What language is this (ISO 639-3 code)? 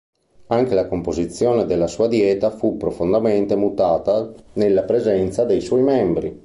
ita